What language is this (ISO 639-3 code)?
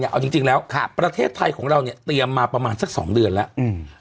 tha